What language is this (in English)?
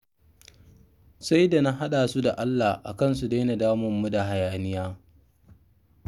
Hausa